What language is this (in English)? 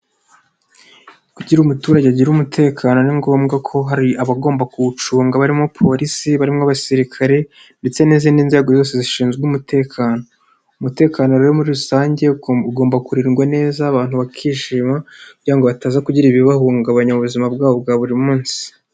Kinyarwanda